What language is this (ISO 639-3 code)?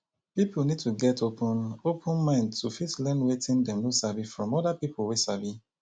pcm